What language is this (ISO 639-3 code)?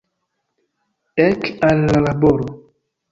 epo